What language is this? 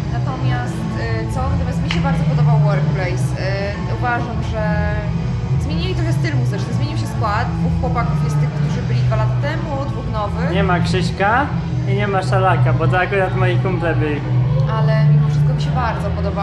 Polish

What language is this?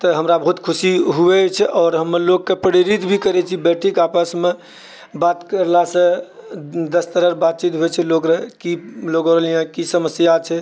Maithili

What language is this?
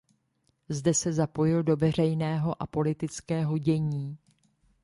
Czech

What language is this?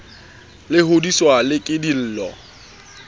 Southern Sotho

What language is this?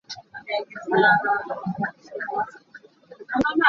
Hakha Chin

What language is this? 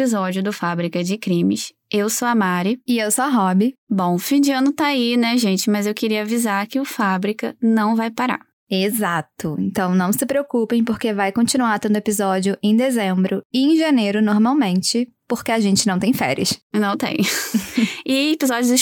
Portuguese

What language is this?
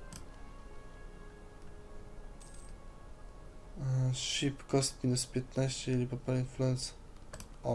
Polish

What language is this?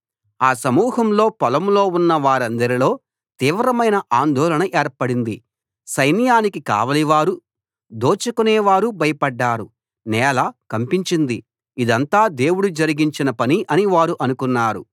Telugu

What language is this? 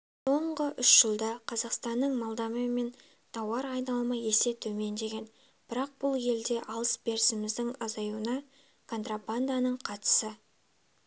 Kazakh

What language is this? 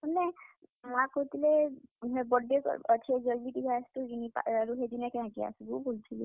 Odia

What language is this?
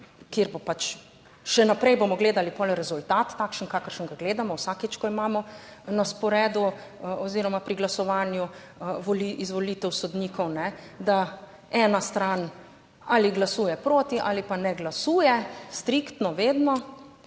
Slovenian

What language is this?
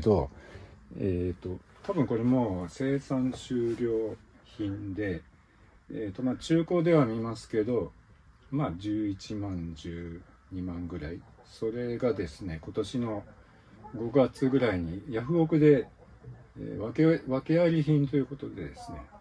Japanese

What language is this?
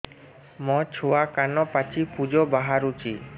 Odia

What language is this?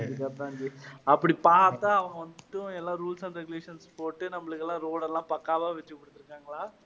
Tamil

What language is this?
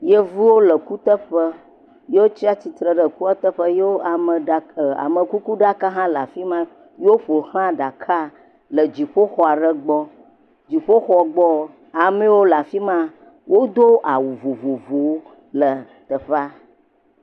Ewe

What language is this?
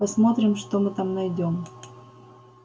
Russian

